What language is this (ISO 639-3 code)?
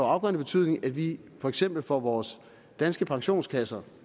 dan